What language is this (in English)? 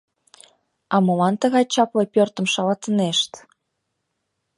Mari